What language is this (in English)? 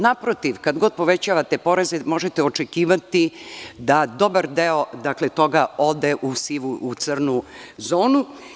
Serbian